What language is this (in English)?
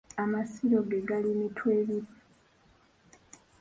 Ganda